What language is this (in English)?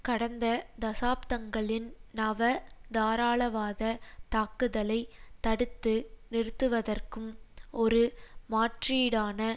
Tamil